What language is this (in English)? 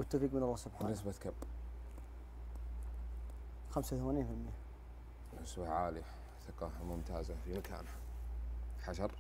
Arabic